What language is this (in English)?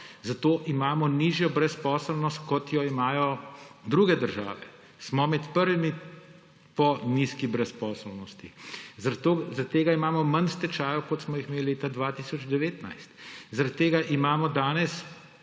Slovenian